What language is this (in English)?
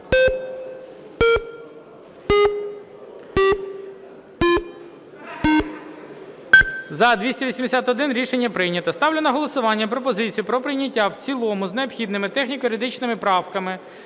Ukrainian